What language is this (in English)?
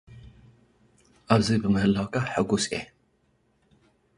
Tigrinya